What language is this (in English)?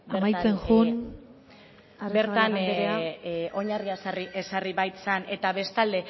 Basque